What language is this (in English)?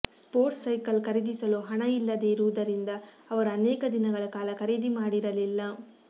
Kannada